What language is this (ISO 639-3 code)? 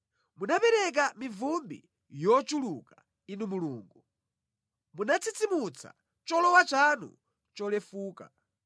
nya